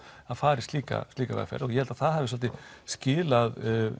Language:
Icelandic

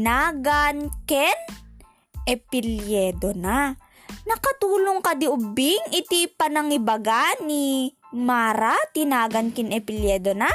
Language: Filipino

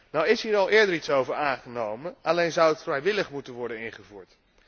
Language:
Dutch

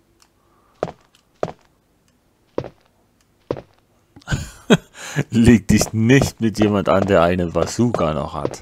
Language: German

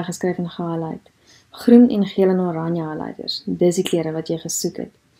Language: Dutch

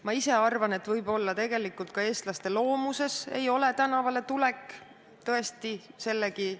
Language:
Estonian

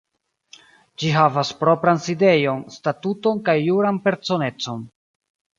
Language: Esperanto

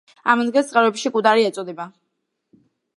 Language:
Georgian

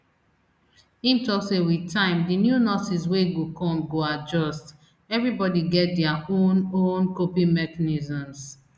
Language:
Nigerian Pidgin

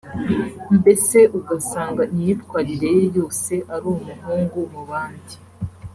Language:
Kinyarwanda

